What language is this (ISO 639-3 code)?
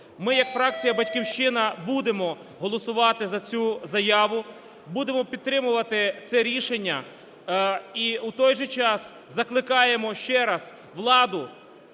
ukr